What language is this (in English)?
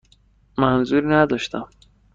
Persian